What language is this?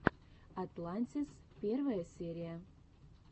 Russian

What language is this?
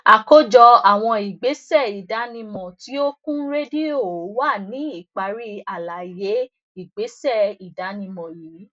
Yoruba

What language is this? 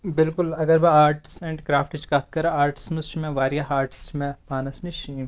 Kashmiri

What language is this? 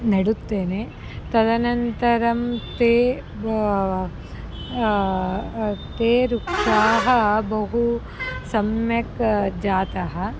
Sanskrit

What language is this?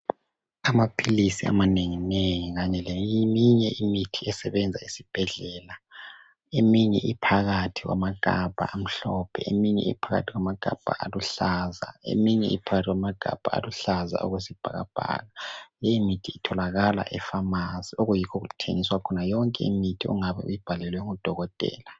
North Ndebele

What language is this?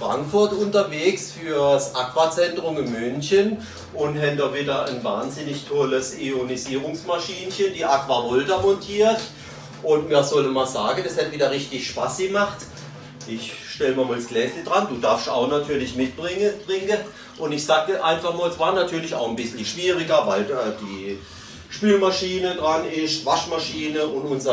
German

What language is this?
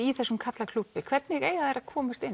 Icelandic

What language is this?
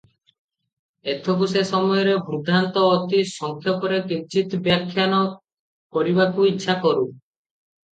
Odia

